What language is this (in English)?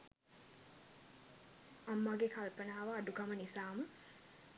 Sinhala